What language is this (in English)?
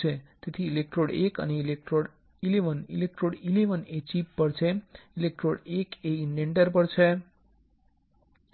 Gujarati